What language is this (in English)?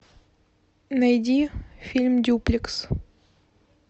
Russian